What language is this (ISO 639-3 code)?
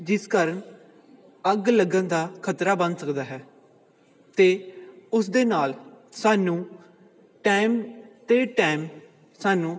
pan